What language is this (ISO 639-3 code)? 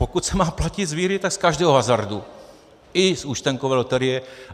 ces